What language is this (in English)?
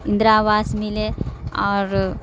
Urdu